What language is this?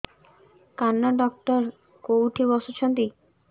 Odia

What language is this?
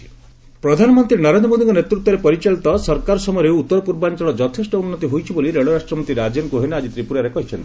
Odia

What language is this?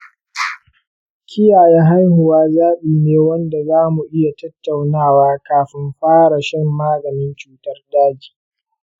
Hausa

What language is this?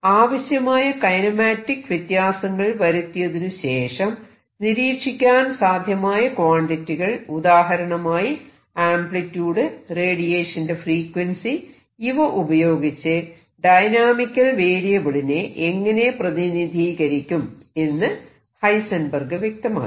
Malayalam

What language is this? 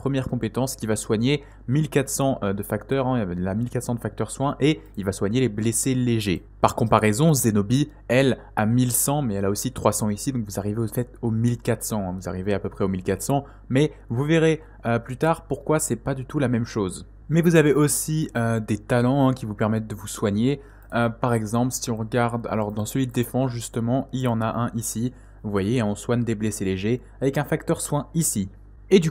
French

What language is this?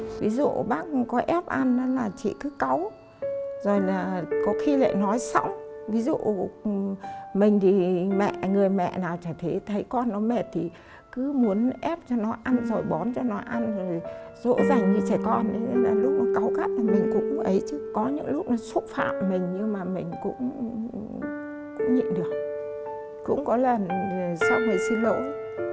Vietnamese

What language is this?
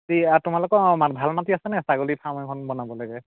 Assamese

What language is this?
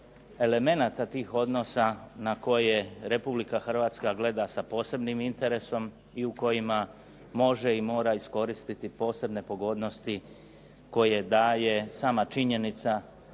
Croatian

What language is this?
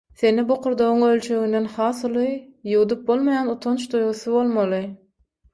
Turkmen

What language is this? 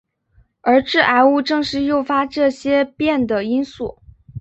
Chinese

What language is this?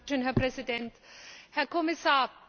German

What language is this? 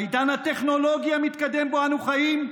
Hebrew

